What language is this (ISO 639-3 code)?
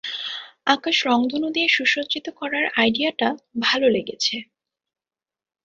ben